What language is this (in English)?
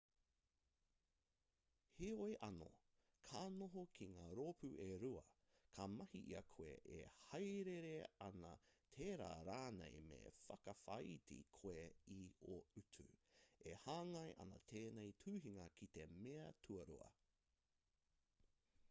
Māori